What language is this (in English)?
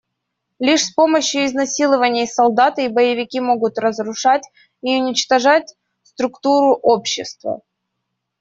Russian